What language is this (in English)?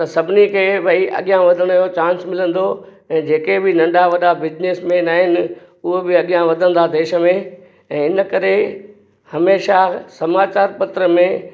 Sindhi